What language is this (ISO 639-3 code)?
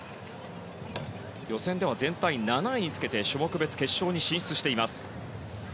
jpn